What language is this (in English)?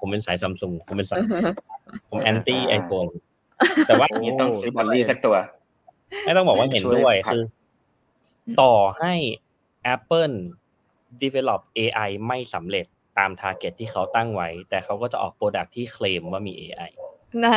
Thai